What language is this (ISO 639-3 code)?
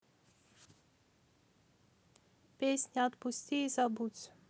rus